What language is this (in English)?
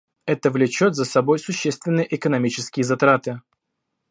Russian